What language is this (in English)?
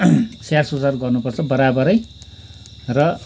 Nepali